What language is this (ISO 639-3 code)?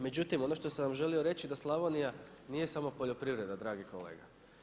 hrv